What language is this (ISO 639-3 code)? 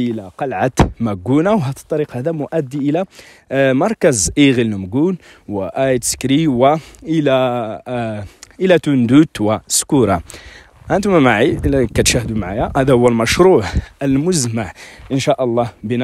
ara